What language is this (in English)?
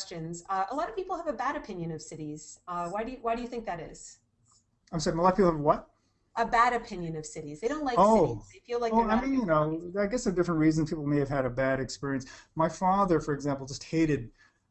English